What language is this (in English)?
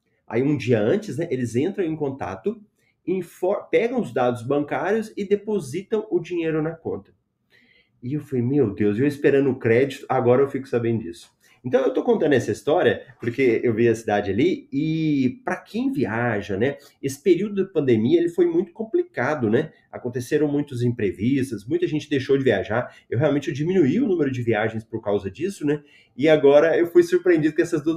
Portuguese